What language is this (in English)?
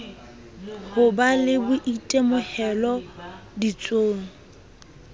Southern Sotho